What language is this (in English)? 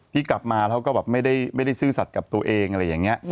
Thai